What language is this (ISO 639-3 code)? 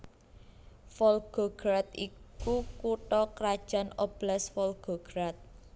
jav